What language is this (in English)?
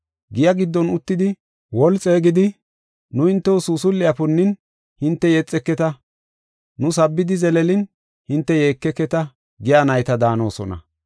Gofa